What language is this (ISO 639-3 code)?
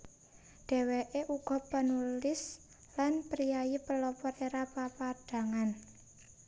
jav